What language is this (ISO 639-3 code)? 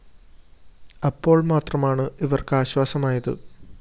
mal